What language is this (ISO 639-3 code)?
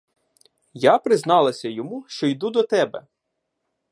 ukr